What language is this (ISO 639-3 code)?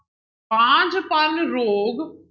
pan